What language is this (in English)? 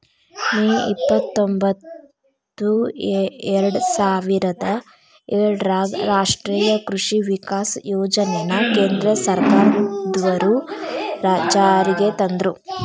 Kannada